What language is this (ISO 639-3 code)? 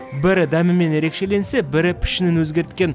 kaz